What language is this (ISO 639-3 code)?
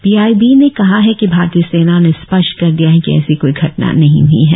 hin